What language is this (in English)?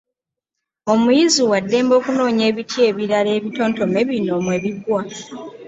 Ganda